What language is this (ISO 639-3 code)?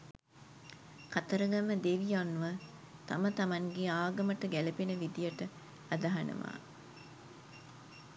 sin